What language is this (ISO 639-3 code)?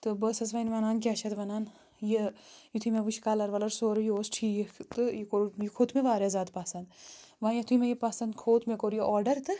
kas